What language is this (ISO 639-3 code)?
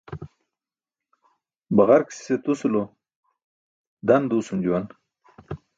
bsk